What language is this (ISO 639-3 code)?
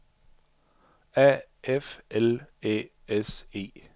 dan